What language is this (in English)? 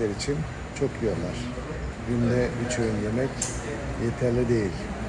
Turkish